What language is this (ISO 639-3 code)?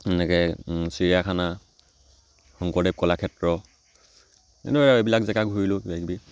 asm